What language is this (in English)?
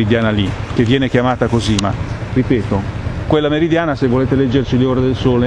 Italian